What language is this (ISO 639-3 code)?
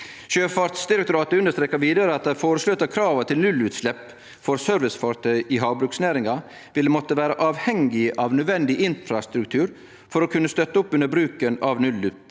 nor